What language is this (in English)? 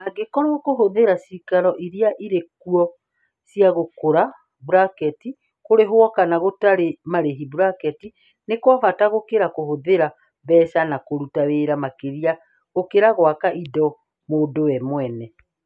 Kikuyu